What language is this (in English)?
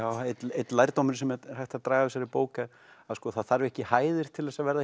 Icelandic